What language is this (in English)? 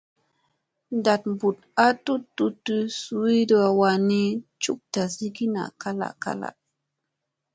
Musey